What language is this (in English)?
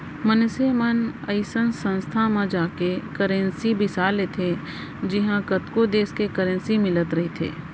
Chhattisgarhi